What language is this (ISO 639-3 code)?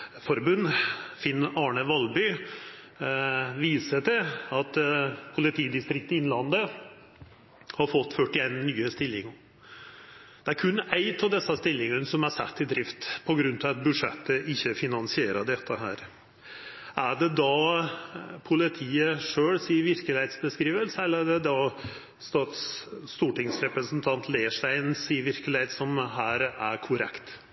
nno